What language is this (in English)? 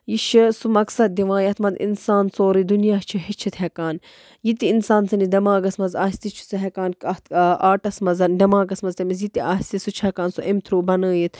Kashmiri